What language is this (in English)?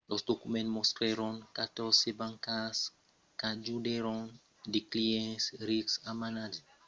Occitan